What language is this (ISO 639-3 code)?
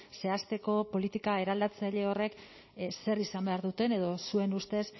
eus